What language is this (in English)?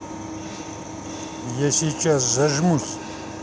Russian